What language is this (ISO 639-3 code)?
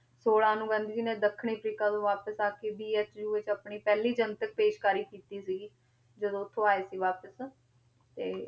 pan